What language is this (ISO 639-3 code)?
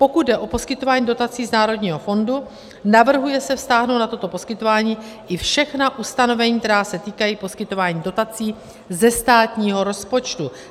ces